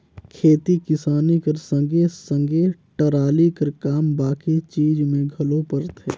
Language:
Chhattisgarhi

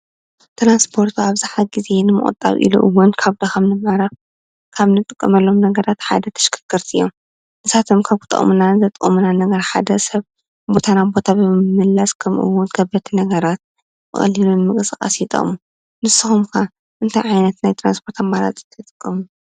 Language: Tigrinya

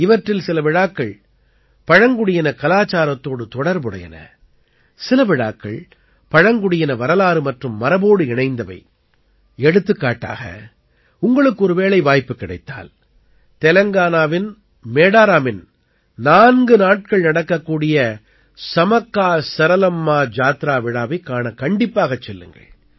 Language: Tamil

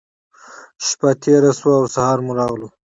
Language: Pashto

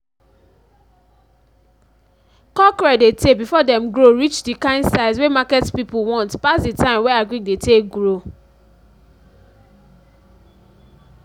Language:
Nigerian Pidgin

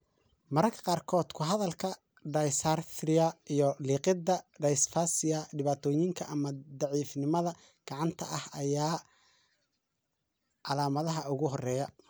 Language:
Somali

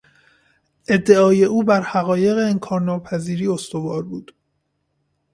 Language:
Persian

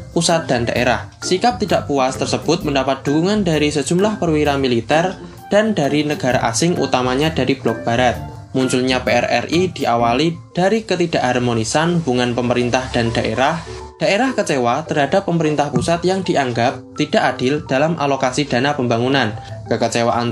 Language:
Indonesian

